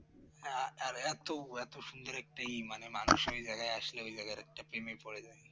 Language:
Bangla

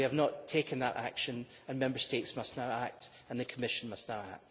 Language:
English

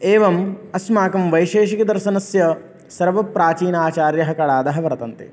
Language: Sanskrit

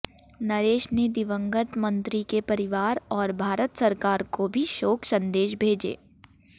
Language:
Hindi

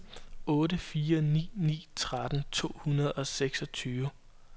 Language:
Danish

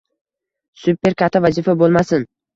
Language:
Uzbek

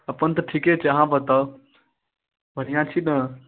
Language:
Maithili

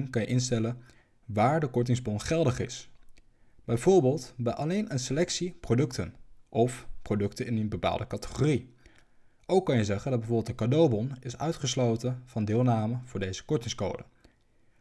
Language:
Dutch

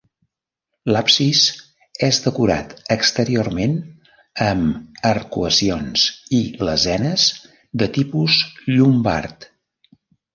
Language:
Catalan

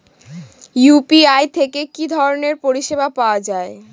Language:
Bangla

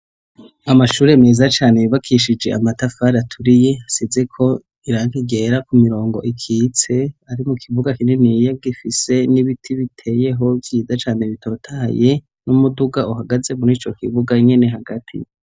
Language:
Rundi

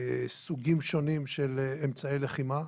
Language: Hebrew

